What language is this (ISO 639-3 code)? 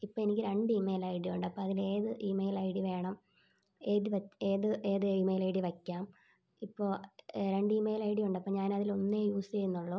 mal